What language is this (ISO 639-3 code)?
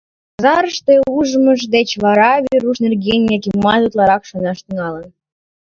chm